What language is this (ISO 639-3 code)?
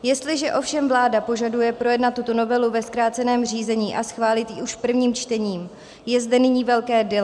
ces